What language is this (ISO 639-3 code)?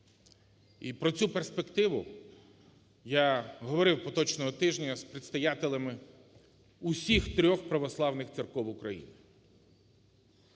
ukr